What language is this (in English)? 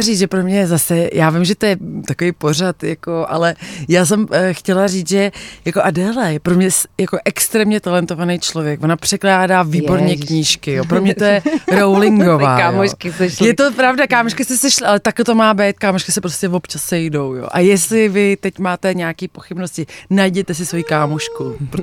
Czech